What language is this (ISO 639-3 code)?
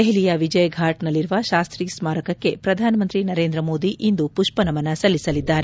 kan